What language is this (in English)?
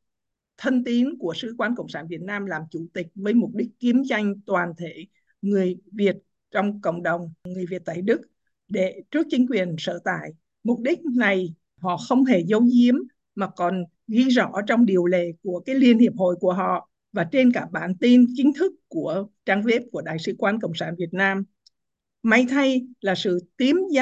Vietnamese